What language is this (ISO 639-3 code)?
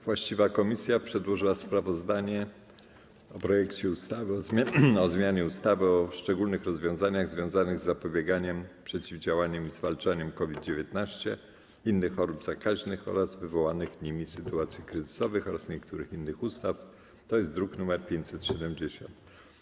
pol